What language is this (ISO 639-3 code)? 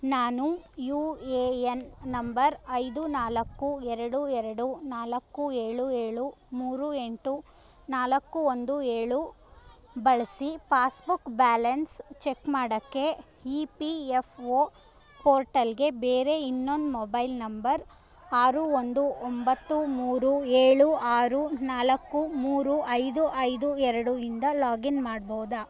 kan